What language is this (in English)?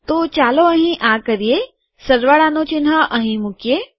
Gujarati